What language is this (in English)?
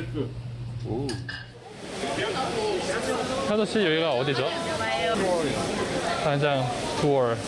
Korean